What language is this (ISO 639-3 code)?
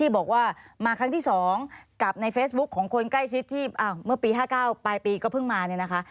tha